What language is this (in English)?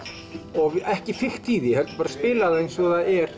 Icelandic